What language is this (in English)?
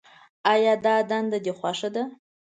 Pashto